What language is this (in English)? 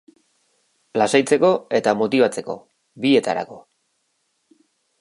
Basque